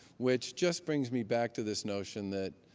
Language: English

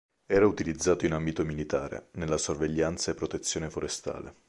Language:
Italian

